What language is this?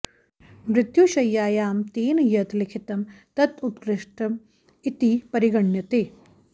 Sanskrit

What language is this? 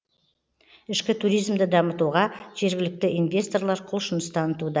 Kazakh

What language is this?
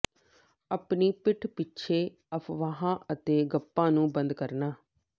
Punjabi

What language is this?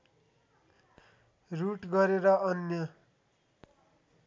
Nepali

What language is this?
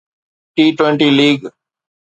Sindhi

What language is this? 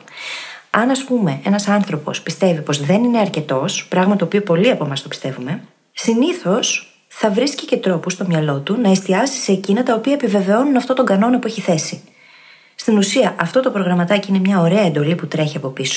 Greek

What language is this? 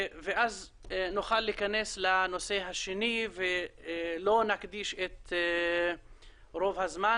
Hebrew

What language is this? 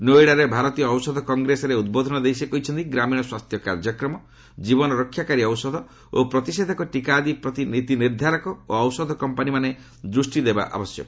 Odia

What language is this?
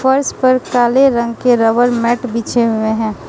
Hindi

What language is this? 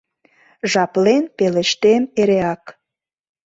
Mari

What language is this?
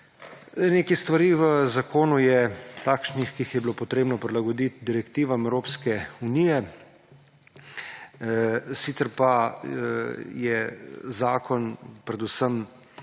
Slovenian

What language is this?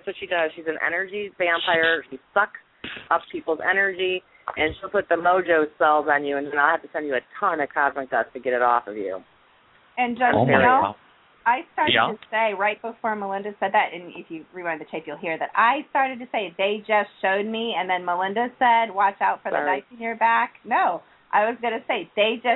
English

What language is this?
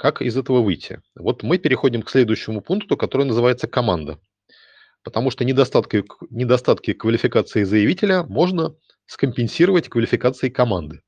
Russian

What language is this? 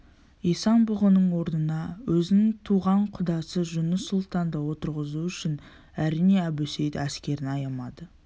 Kazakh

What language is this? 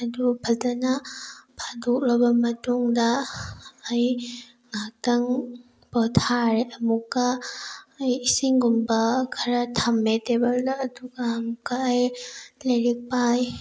Manipuri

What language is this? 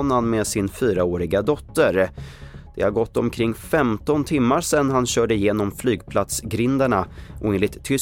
Swedish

